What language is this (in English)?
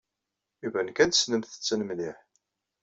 Kabyle